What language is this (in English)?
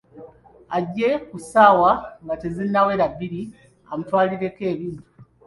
Ganda